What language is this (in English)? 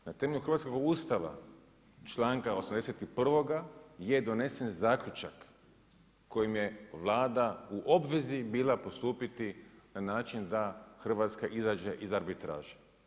Croatian